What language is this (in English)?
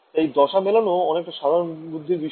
Bangla